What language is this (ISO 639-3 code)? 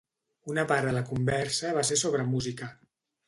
cat